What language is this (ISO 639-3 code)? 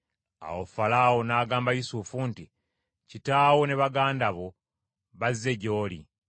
lug